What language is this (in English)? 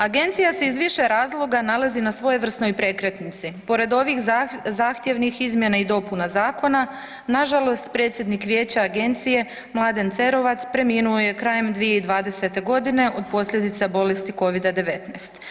Croatian